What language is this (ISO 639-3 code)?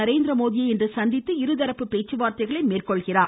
tam